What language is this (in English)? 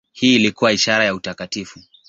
Swahili